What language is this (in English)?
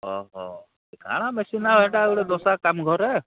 Odia